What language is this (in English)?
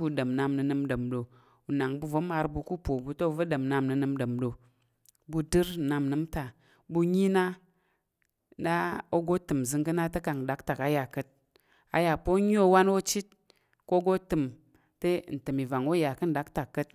Tarok